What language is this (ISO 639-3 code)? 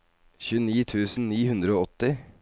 nor